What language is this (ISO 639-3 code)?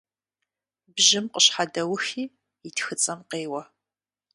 kbd